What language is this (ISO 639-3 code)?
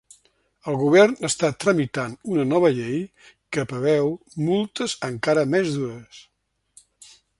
cat